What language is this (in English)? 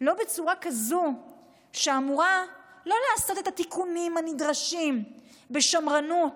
Hebrew